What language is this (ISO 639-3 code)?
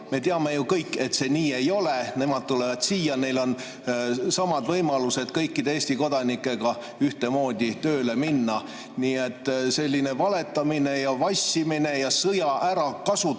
est